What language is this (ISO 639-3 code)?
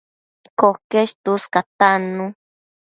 mcf